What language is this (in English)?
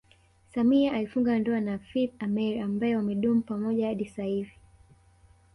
Swahili